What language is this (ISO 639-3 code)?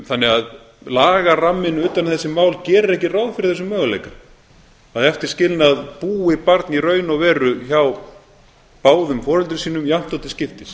isl